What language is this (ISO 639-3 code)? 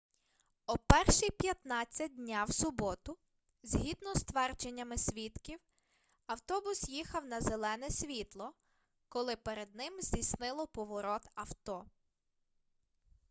ukr